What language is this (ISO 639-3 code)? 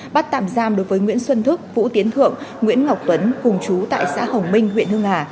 vie